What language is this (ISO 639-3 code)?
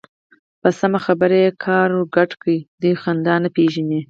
pus